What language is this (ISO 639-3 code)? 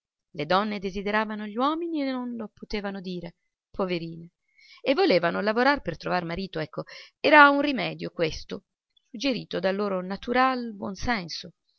ita